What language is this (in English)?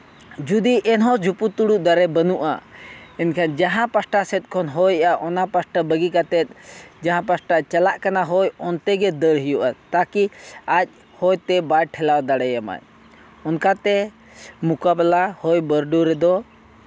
Santali